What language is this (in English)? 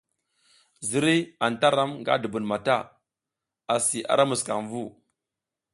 South Giziga